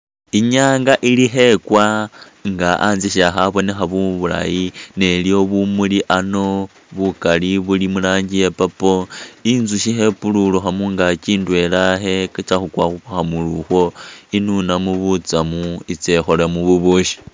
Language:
Masaaba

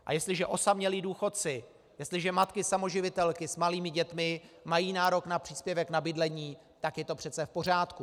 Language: Czech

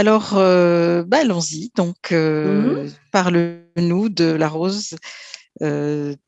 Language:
French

